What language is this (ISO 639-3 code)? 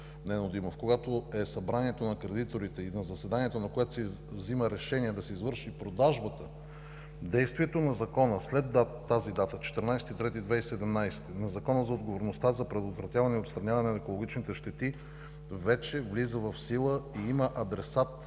bul